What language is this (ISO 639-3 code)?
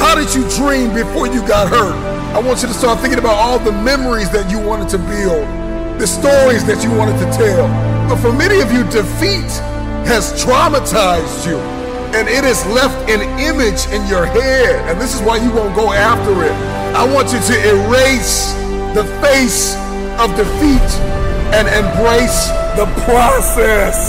eng